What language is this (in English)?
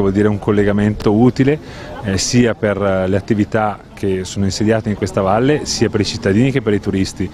Italian